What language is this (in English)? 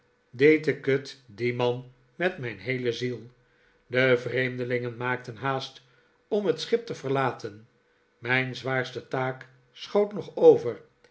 Dutch